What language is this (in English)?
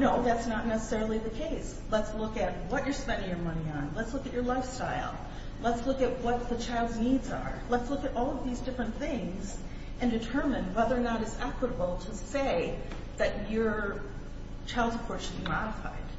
English